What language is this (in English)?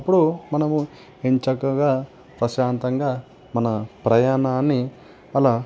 Telugu